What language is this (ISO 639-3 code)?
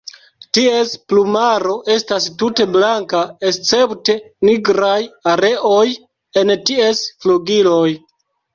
epo